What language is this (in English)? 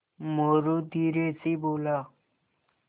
Hindi